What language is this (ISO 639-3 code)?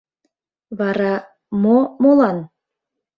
chm